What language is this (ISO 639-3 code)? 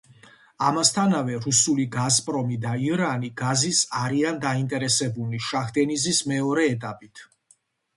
kat